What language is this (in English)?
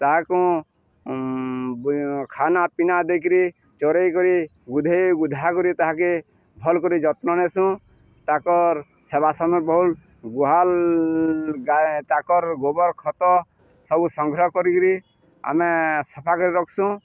Odia